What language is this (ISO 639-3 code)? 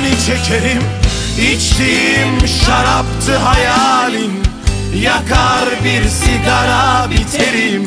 tur